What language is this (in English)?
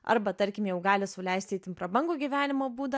Lithuanian